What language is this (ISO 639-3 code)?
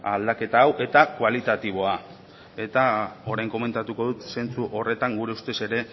eus